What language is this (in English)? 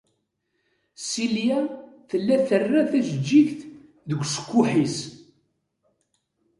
Kabyle